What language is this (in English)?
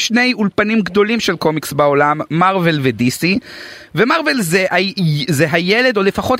Hebrew